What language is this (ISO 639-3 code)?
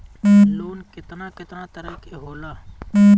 bho